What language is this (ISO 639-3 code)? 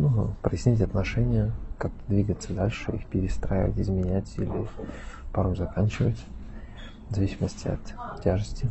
rus